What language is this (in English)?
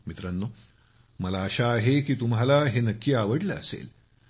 Marathi